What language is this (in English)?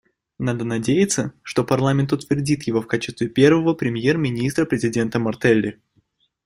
Russian